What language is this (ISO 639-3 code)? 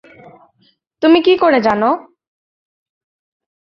ben